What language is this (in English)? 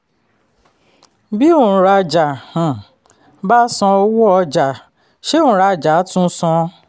Yoruba